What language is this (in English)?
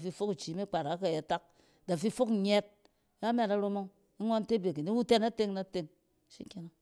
Cen